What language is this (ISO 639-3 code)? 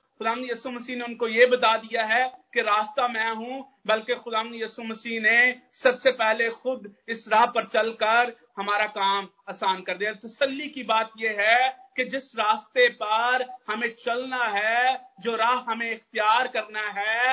hin